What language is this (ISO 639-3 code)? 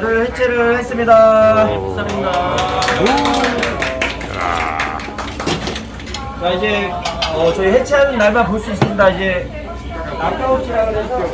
kor